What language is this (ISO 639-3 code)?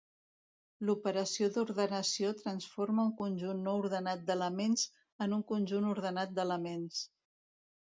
cat